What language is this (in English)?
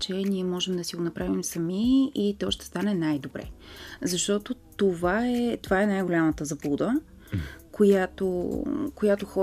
Bulgarian